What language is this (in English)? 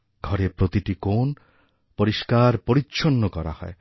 Bangla